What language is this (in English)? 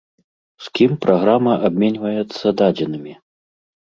Belarusian